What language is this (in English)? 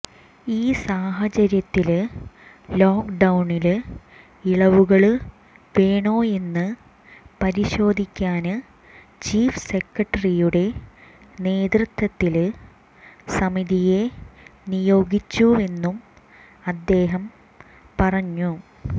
Malayalam